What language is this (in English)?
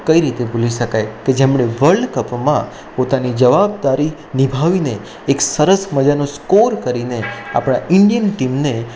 Gujarati